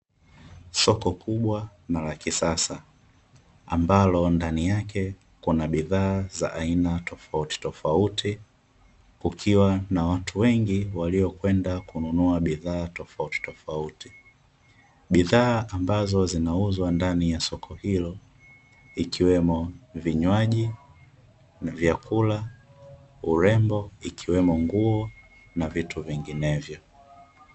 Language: Swahili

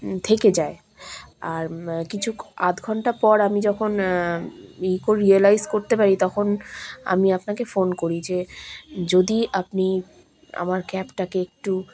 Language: Bangla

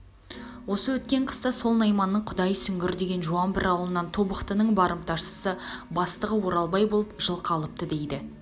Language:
Kazakh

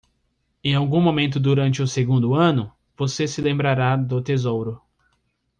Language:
Portuguese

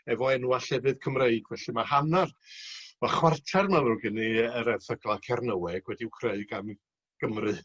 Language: Welsh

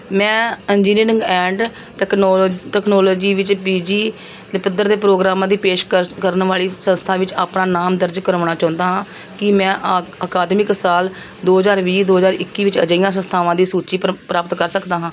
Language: Punjabi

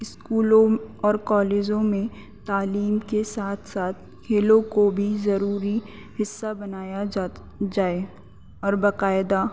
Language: Urdu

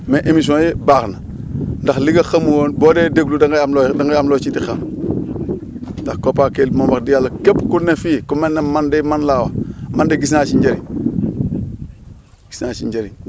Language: Wolof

